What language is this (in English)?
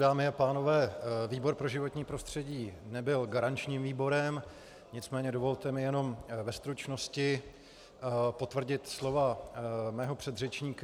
Czech